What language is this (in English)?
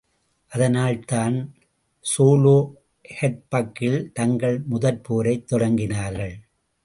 Tamil